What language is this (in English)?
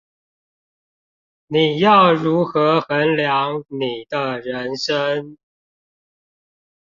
Chinese